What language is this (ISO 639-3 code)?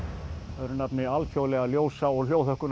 isl